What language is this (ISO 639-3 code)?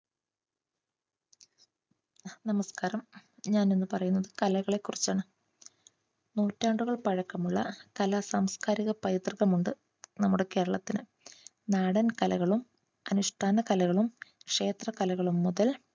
mal